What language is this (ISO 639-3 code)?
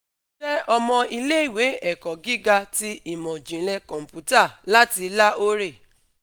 yor